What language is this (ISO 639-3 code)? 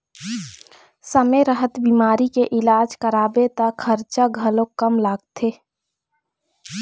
hne